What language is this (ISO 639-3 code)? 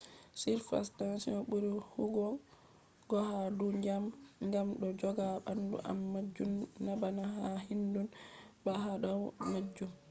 ful